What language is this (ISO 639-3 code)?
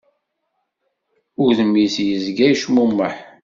kab